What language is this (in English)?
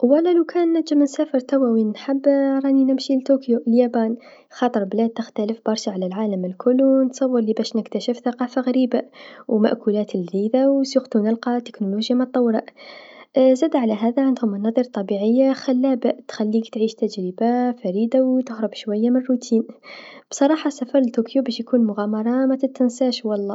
Tunisian Arabic